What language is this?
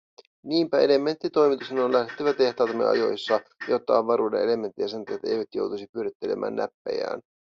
Finnish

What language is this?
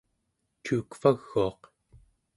Central Yupik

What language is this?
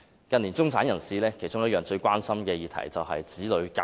Cantonese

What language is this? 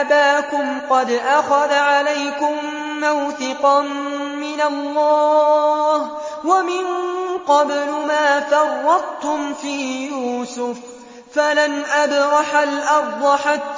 Arabic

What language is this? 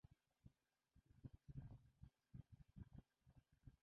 Belarusian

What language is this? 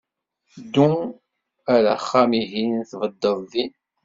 Kabyle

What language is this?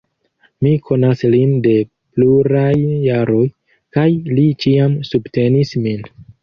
Esperanto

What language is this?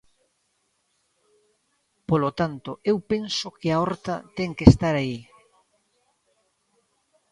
Galician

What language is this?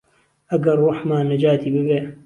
Central Kurdish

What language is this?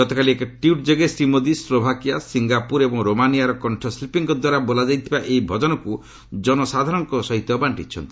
Odia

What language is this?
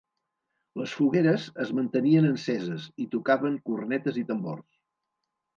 Catalan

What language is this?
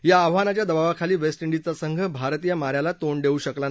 Marathi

